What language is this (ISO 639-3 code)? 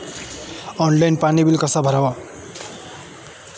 mar